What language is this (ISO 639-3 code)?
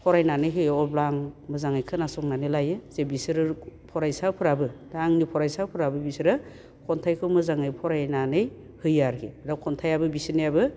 brx